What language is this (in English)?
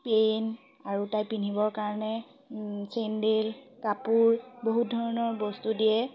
Assamese